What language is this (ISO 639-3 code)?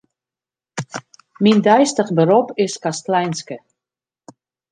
fry